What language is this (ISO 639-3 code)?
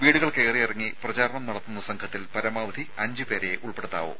mal